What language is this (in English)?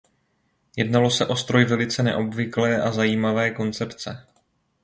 Czech